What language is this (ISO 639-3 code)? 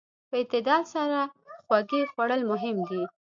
pus